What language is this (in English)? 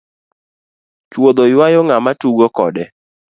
Luo (Kenya and Tanzania)